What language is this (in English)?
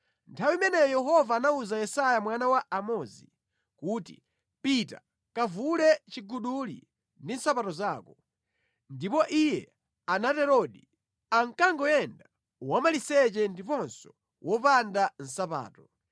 Nyanja